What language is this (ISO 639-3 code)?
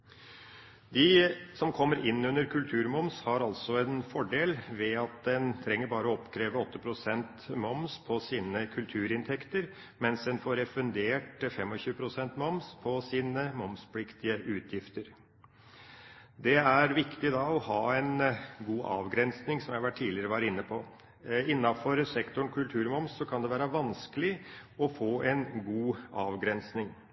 nob